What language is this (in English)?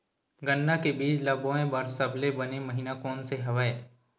Chhattisgarhi